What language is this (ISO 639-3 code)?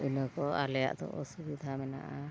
sat